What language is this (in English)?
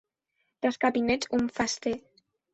German